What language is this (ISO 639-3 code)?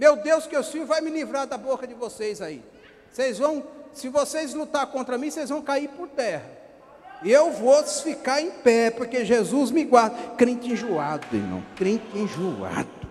por